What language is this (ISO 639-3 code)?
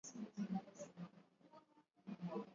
swa